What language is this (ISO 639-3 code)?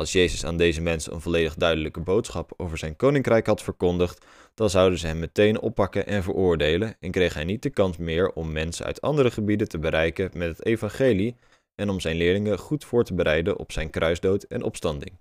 nld